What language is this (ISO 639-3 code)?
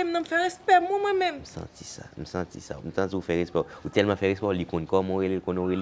fra